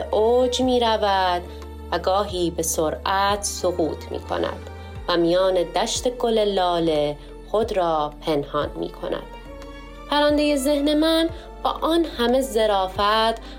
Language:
Persian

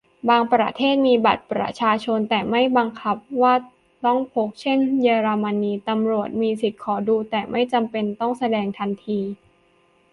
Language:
Thai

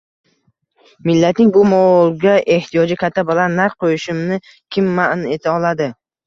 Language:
Uzbek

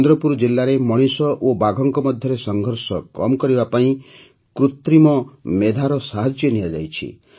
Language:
Odia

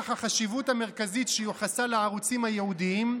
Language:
Hebrew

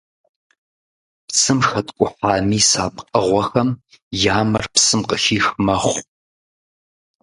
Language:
Kabardian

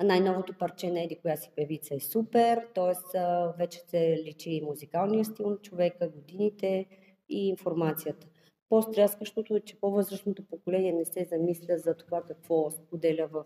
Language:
Bulgarian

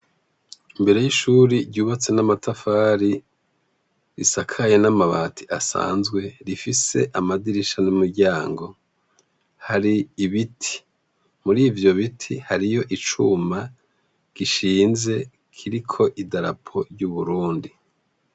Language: Rundi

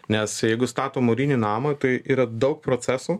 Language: Lithuanian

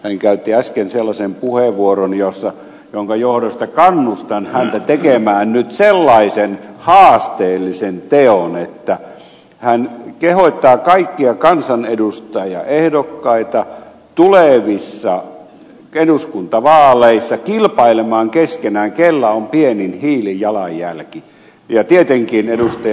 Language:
Finnish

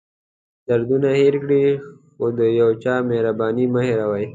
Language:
Pashto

